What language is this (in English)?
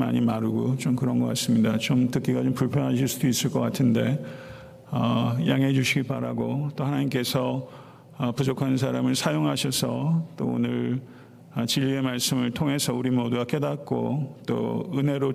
Korean